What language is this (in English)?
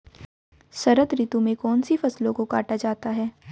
Hindi